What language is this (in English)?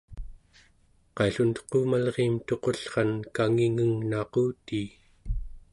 Central Yupik